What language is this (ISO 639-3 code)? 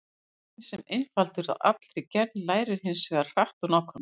isl